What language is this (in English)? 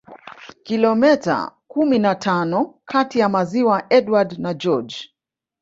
Swahili